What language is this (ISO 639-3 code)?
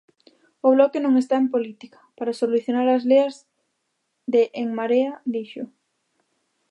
glg